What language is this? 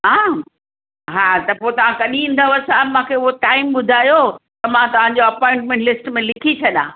Sindhi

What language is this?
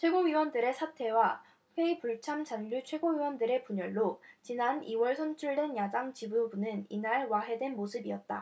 Korean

